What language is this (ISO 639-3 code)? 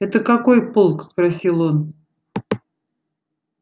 rus